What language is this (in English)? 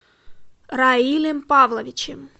Russian